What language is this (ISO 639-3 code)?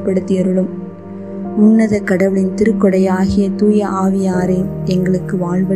tam